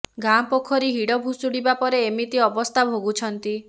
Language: Odia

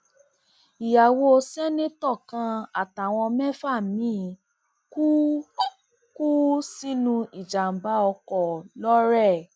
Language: Yoruba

